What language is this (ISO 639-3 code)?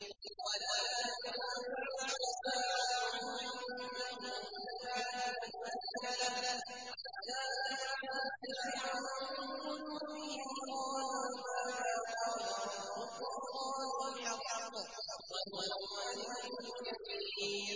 ara